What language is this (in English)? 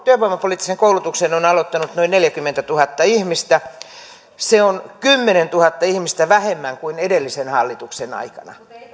Finnish